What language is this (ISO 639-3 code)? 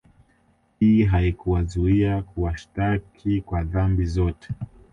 swa